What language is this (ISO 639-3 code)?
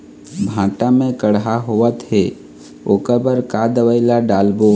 hne